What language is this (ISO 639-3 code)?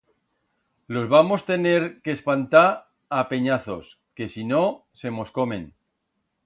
arg